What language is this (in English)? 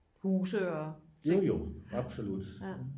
Danish